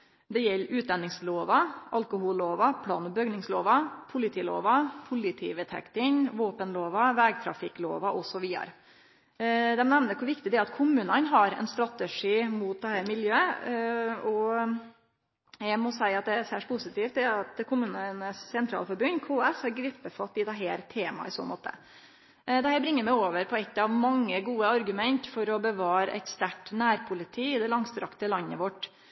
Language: Norwegian Nynorsk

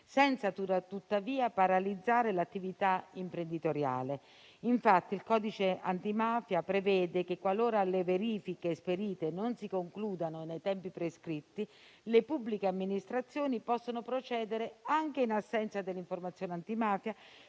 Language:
Italian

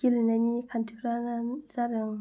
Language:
Bodo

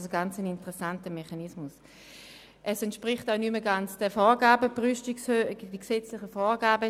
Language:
Swiss German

